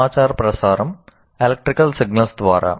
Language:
Telugu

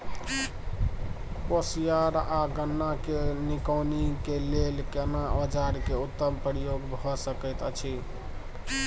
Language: Maithili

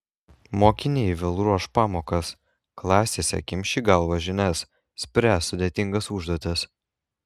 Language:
Lithuanian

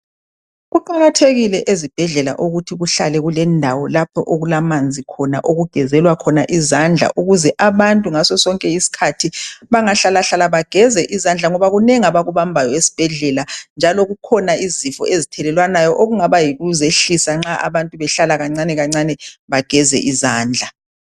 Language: North Ndebele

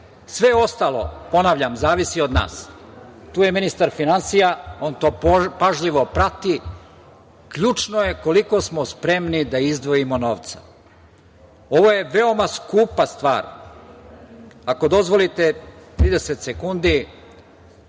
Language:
Serbian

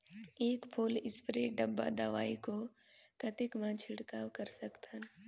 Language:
Chhattisgarhi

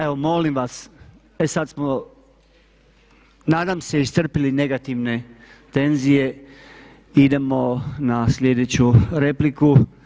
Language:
Croatian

